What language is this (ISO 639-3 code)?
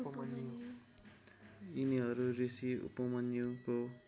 nep